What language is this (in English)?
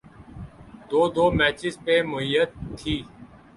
Urdu